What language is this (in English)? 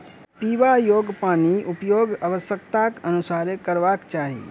Maithili